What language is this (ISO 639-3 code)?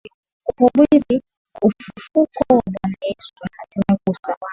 swa